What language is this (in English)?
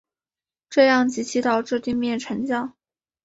Chinese